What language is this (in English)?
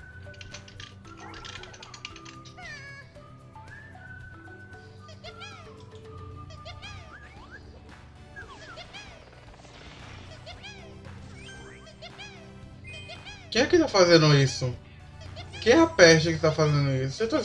Portuguese